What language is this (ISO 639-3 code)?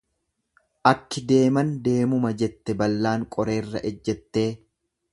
orm